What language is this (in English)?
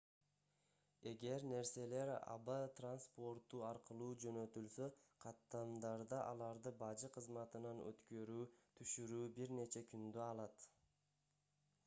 Kyrgyz